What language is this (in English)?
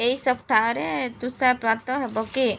Odia